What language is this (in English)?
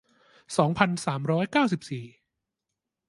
Thai